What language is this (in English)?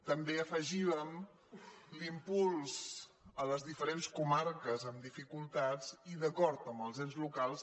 Catalan